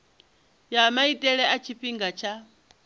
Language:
Venda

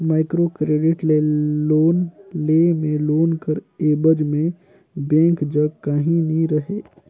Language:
Chhattisgarhi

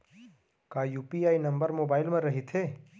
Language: Chhattisgarhi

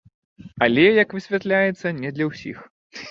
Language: Belarusian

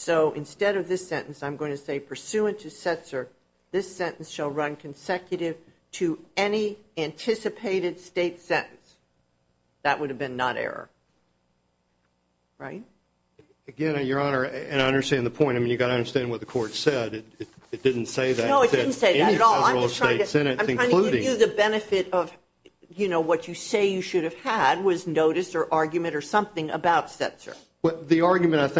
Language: English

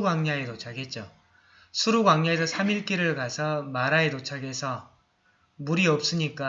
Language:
Korean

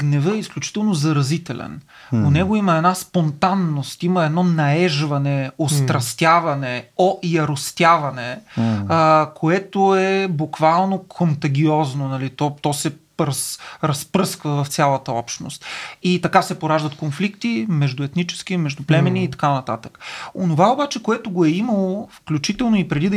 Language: Bulgarian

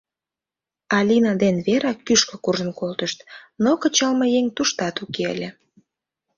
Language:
Mari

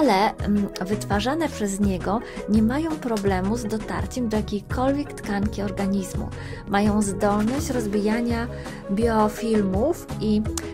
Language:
Polish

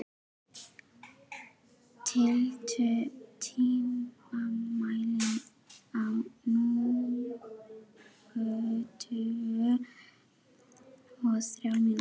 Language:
Icelandic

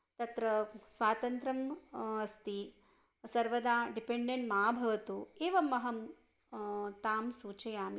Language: Sanskrit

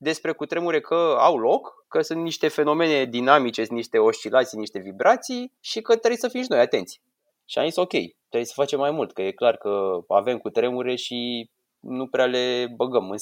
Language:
Romanian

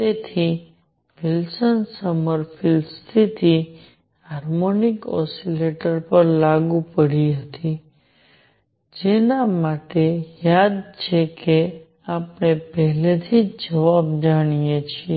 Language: Gujarati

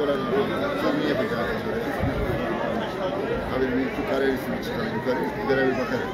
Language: Turkish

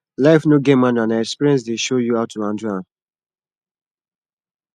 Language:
Nigerian Pidgin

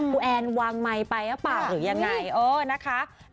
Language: Thai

